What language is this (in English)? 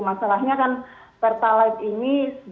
Indonesian